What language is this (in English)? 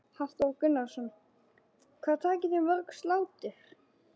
Icelandic